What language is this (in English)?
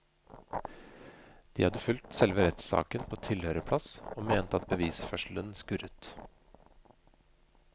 Norwegian